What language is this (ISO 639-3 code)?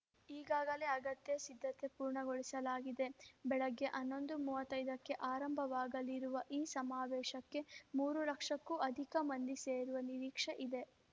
kan